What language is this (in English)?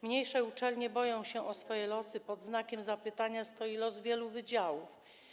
Polish